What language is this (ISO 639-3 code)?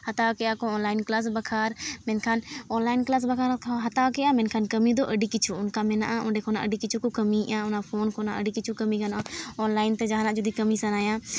sat